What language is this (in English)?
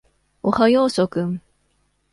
Japanese